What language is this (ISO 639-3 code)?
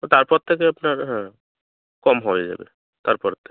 ben